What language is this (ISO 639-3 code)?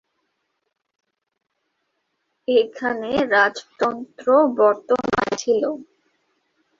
ben